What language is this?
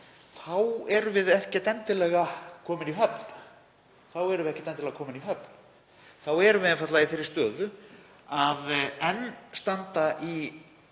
Icelandic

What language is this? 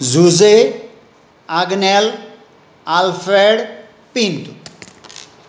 Konkani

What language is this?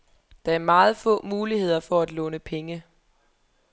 Danish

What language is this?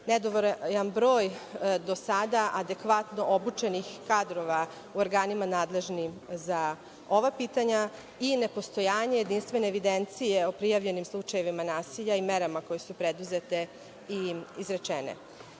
Serbian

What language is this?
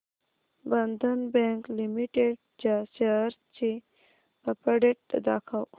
Marathi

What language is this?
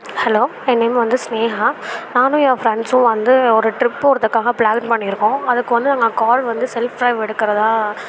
Tamil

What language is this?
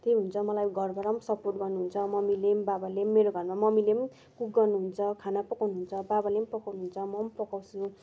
Nepali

